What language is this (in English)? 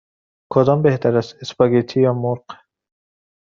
Persian